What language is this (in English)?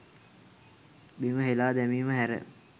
Sinhala